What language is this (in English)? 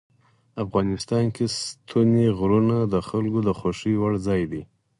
Pashto